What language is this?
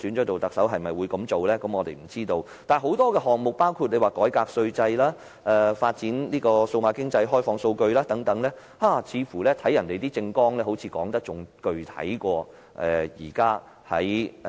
Cantonese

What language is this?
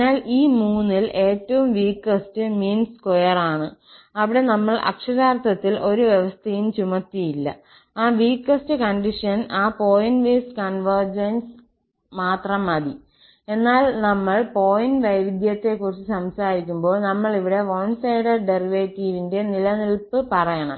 Malayalam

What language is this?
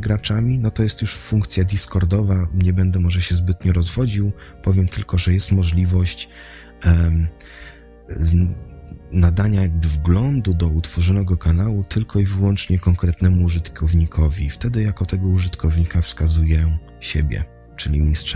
Polish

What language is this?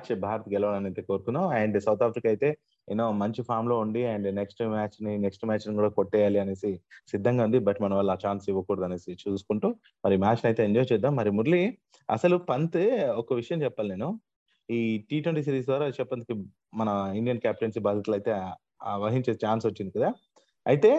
Telugu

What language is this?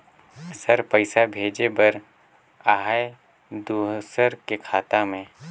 Chhattisgarhi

